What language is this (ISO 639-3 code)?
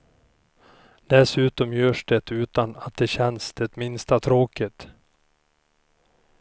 swe